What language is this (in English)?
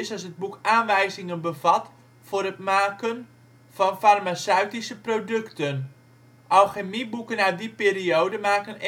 Dutch